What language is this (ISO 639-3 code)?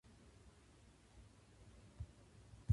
jpn